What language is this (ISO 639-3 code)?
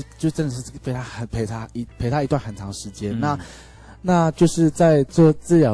zho